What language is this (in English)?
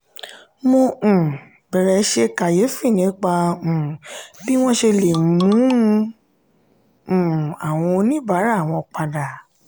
Yoruba